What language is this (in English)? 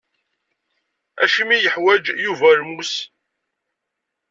Kabyle